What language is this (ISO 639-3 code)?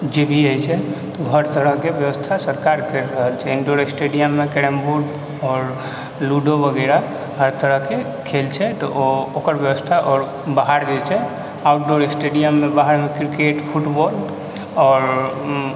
mai